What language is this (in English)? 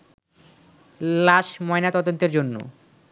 Bangla